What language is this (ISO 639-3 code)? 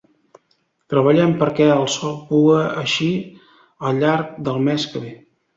cat